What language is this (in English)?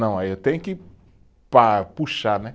Portuguese